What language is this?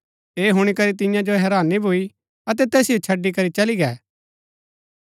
Gaddi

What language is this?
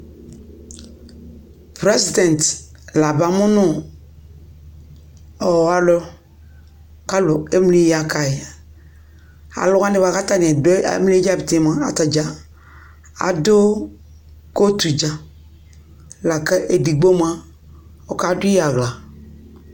Ikposo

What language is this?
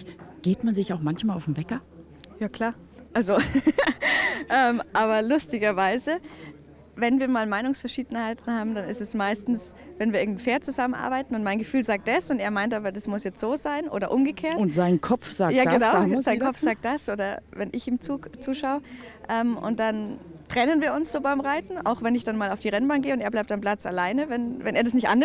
German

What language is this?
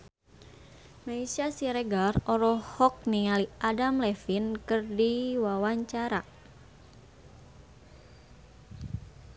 Sundanese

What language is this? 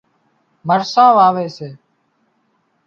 Wadiyara Koli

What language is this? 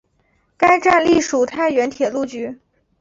Chinese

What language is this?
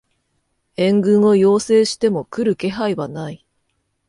Japanese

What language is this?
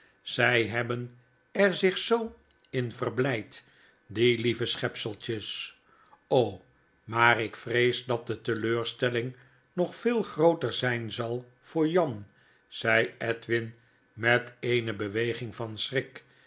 Dutch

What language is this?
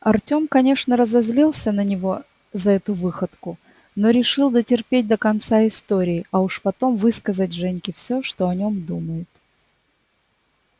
Russian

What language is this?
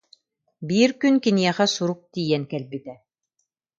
Yakut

